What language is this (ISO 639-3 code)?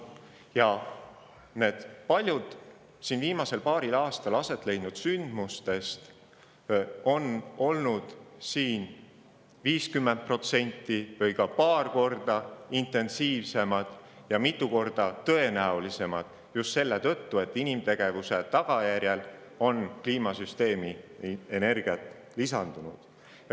est